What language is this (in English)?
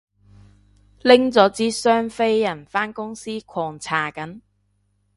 Cantonese